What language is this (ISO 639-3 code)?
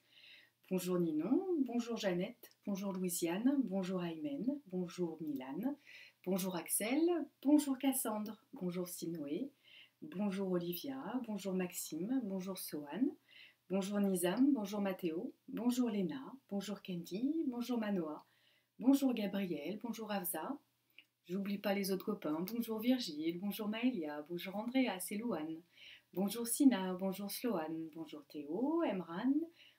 fra